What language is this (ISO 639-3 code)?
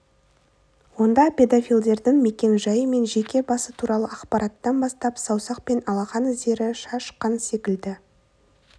kaz